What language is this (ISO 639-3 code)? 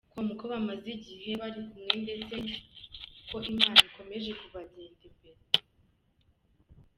kin